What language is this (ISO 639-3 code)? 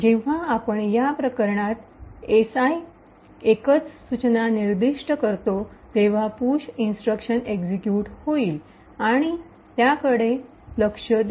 mar